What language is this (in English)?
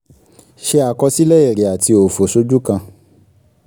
Yoruba